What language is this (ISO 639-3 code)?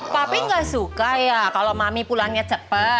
ind